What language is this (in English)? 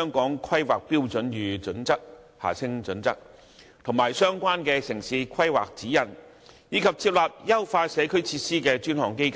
Cantonese